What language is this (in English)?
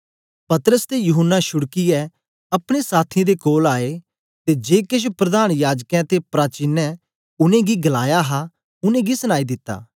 Dogri